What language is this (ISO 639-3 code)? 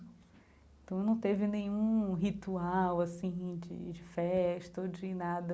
por